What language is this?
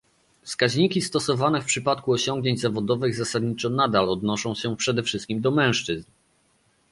Polish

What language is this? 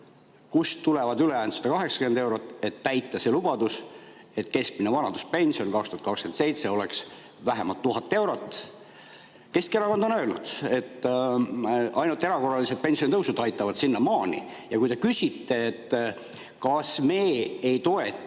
Estonian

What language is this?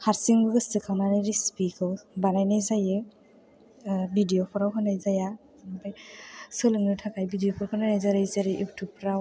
Bodo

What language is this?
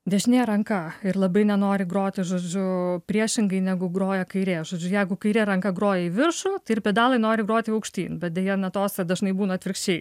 Lithuanian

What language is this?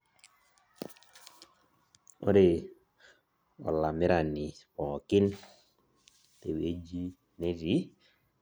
Masai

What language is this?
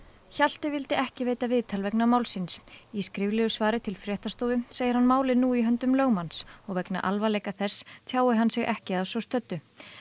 Icelandic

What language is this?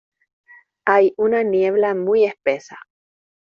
Spanish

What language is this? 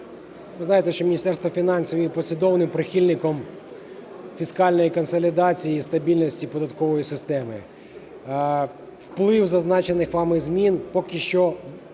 Ukrainian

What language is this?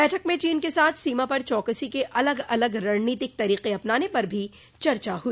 Hindi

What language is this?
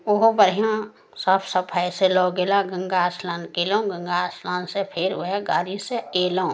Maithili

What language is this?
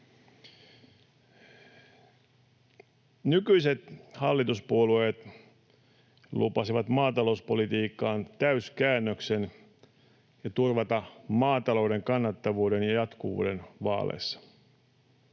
Finnish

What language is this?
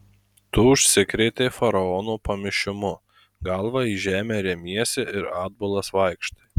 Lithuanian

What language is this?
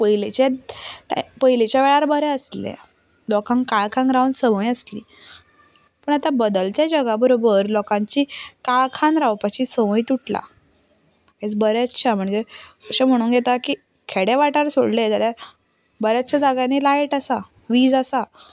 Konkani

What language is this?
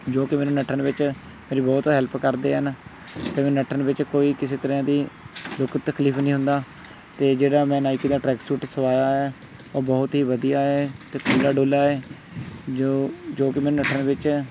Punjabi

